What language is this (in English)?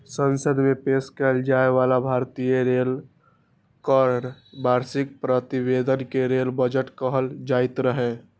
Maithili